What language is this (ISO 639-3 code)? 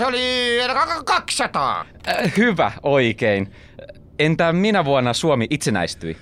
fin